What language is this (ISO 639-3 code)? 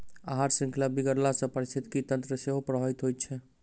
mai